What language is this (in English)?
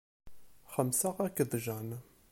Kabyle